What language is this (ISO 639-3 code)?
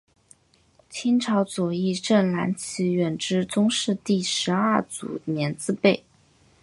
zho